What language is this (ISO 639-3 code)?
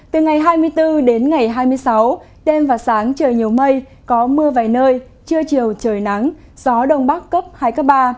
vie